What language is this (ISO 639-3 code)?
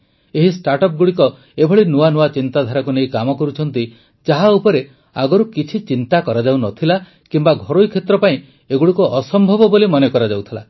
ori